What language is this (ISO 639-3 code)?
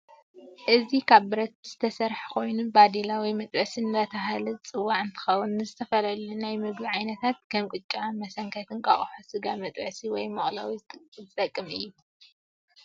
tir